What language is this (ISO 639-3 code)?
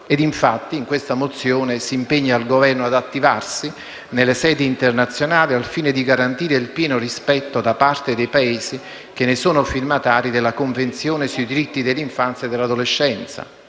ita